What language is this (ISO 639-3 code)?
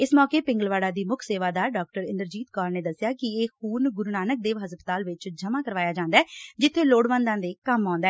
pan